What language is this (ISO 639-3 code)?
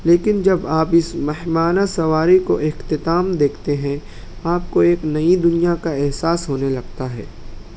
urd